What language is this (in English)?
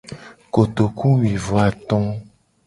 Gen